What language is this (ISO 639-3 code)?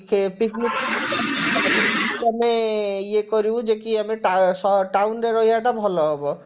ori